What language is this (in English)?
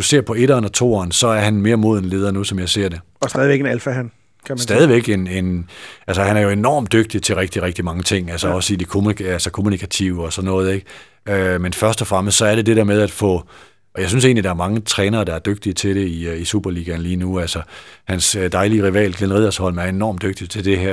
Danish